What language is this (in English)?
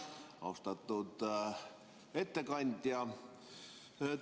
Estonian